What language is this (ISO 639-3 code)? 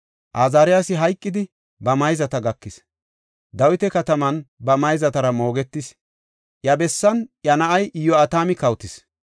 gof